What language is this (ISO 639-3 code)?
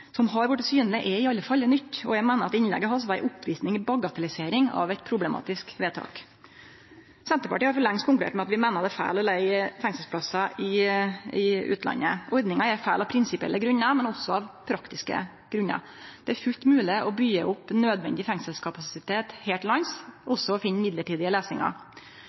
nno